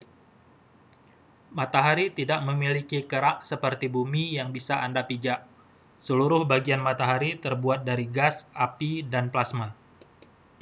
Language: Indonesian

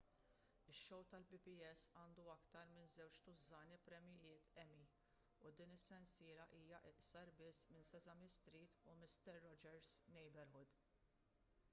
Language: Maltese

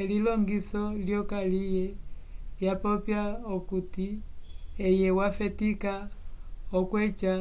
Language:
Umbundu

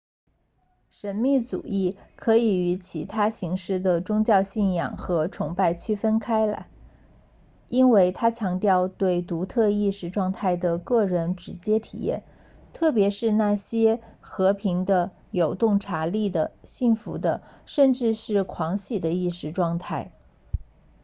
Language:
Chinese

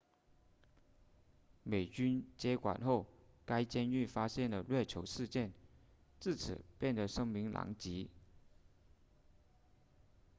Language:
Chinese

